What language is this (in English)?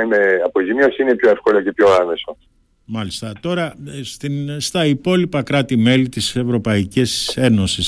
Greek